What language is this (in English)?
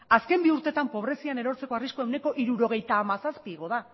Basque